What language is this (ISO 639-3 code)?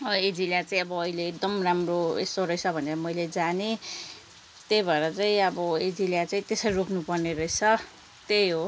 nep